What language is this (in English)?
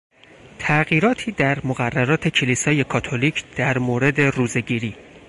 Persian